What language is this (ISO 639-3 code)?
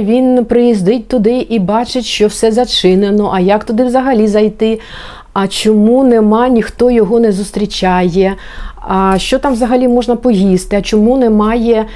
ukr